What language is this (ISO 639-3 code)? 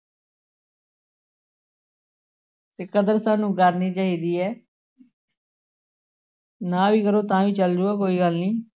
pan